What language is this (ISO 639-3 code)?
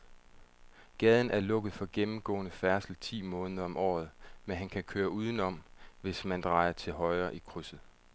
dan